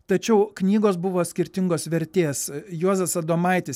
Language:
Lithuanian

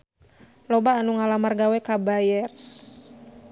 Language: Sundanese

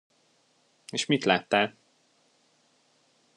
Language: Hungarian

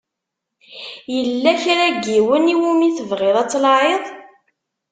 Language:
Kabyle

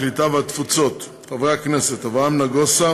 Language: Hebrew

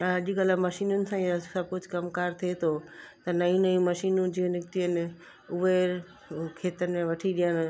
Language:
Sindhi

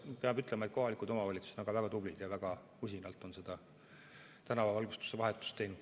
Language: Estonian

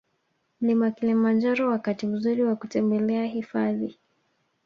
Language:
Swahili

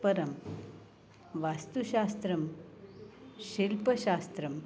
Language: Sanskrit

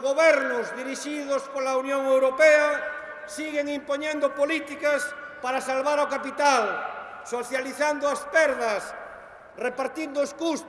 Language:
Spanish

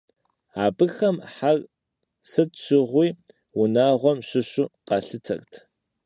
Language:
Kabardian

